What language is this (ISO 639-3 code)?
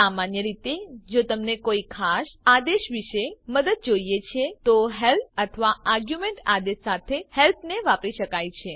guj